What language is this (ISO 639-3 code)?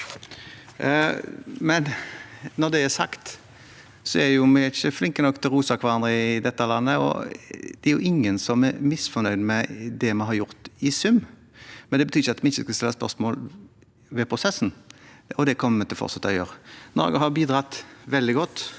nor